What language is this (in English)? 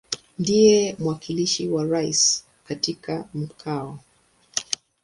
Swahili